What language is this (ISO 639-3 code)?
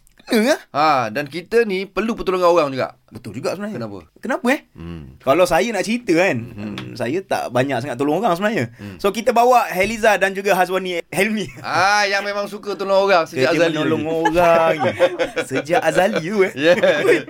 msa